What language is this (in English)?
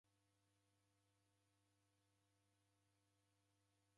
Taita